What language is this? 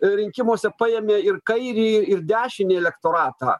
Lithuanian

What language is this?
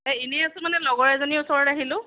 Assamese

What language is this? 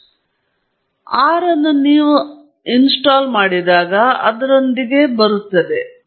Kannada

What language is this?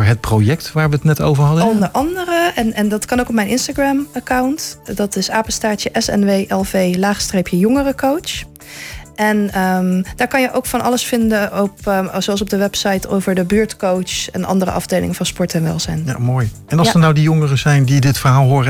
Dutch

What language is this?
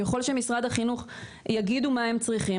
Hebrew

